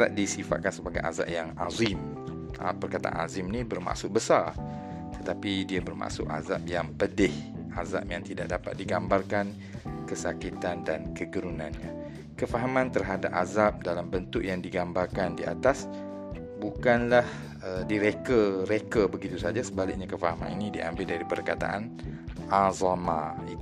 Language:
Malay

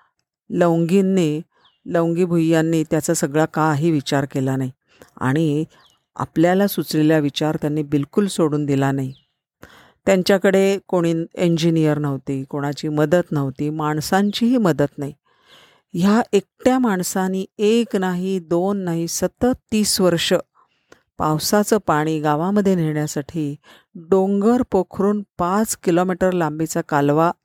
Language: Marathi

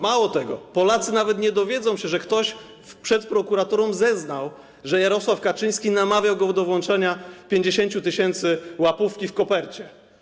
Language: Polish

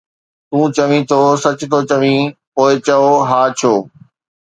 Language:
Sindhi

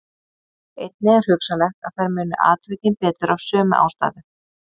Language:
Icelandic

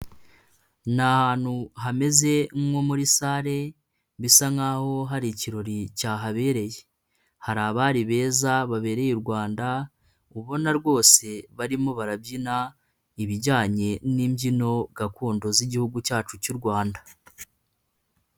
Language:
Kinyarwanda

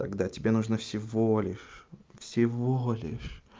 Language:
Russian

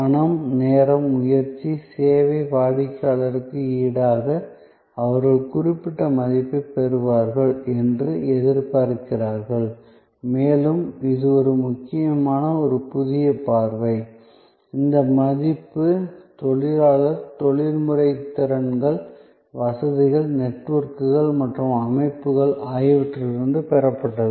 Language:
Tamil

